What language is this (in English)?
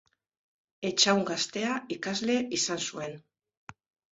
Basque